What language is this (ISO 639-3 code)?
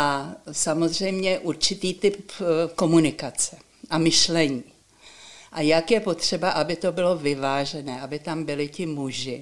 ces